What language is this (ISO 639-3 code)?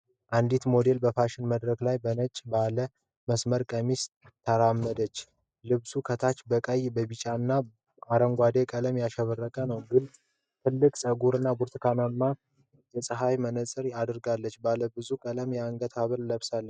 amh